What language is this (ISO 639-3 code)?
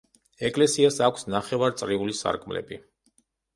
kat